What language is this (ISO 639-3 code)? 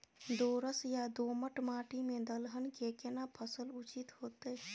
mai